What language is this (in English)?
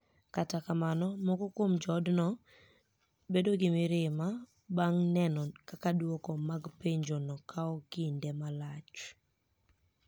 Luo (Kenya and Tanzania)